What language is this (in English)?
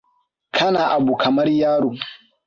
Hausa